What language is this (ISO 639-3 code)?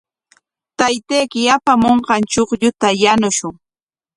qwa